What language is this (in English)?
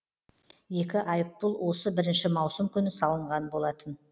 Kazakh